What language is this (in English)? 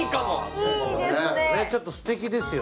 Japanese